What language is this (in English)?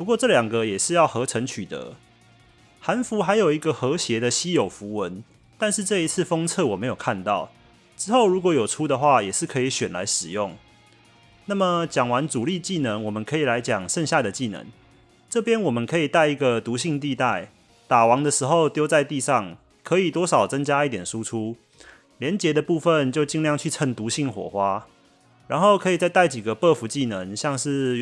Chinese